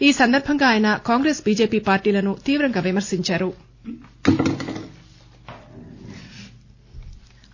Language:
Telugu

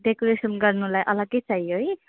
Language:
Nepali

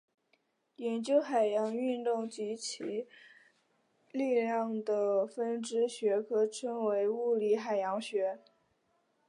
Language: Chinese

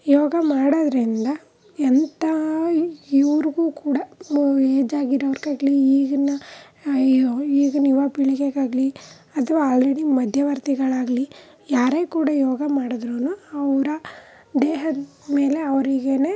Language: Kannada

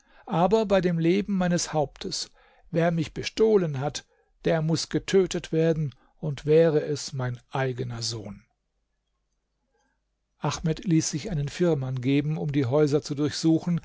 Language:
German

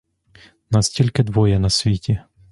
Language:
Ukrainian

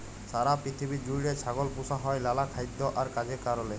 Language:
Bangla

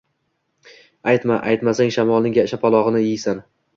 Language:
Uzbek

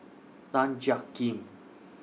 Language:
English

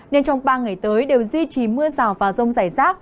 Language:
Vietnamese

